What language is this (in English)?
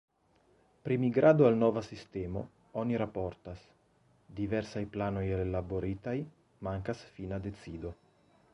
Esperanto